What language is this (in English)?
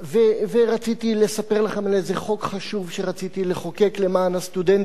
Hebrew